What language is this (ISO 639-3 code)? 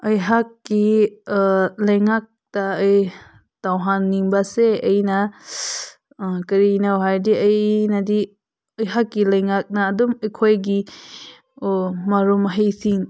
mni